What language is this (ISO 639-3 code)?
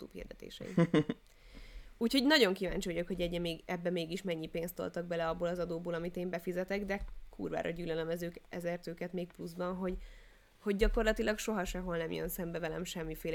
hun